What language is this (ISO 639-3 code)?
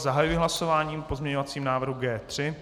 ces